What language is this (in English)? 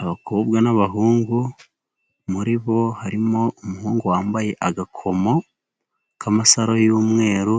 Kinyarwanda